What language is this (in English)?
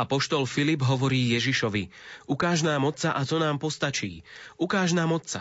Slovak